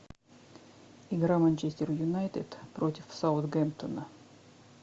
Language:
Russian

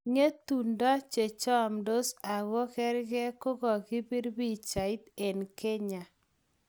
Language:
Kalenjin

